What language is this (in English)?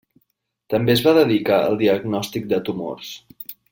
Catalan